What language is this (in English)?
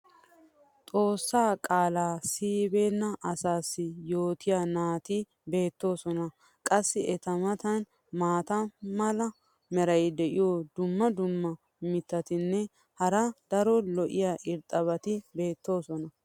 Wolaytta